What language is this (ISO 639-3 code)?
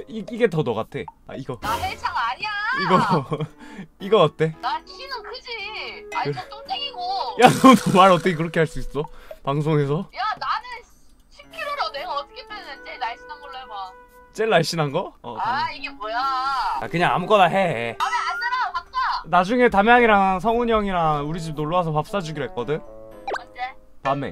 kor